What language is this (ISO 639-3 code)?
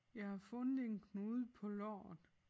dan